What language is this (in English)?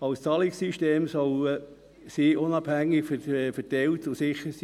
Swiss German